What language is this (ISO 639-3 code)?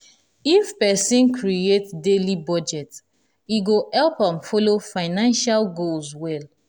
pcm